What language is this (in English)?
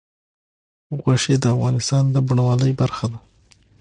Pashto